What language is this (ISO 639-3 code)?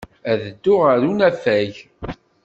kab